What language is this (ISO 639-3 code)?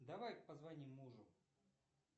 rus